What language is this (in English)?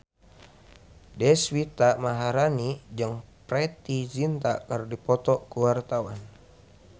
Sundanese